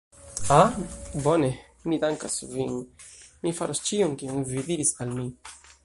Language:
Esperanto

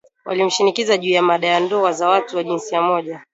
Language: Swahili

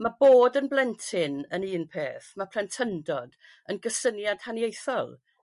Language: Welsh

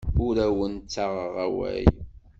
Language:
Kabyle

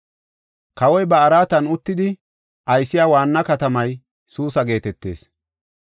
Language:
Gofa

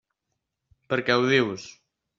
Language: Catalan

